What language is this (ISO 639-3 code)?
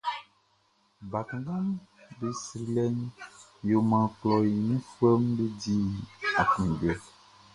bci